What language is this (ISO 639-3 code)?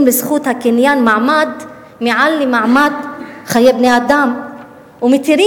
heb